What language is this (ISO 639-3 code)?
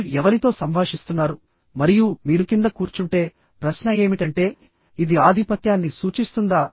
tel